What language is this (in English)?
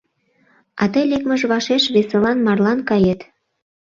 Mari